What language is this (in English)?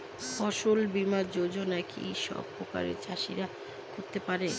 Bangla